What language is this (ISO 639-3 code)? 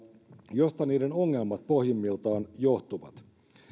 fin